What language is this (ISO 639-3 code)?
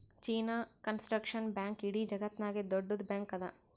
kan